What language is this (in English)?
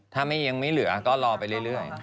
Thai